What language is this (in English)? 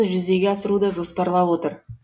Kazakh